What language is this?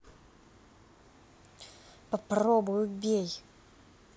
Russian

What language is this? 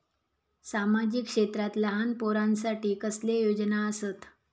Marathi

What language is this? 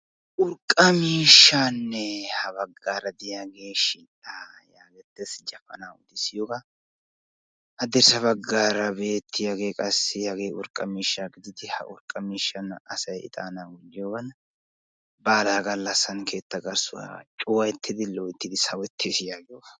Wolaytta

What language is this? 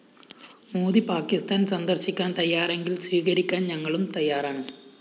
Malayalam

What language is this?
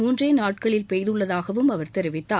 Tamil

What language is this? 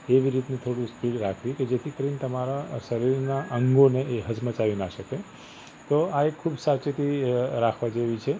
Gujarati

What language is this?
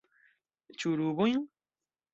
Esperanto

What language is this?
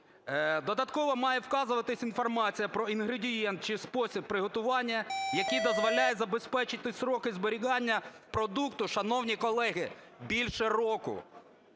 Ukrainian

